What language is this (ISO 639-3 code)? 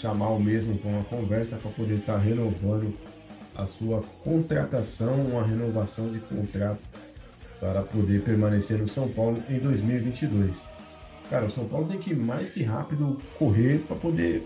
por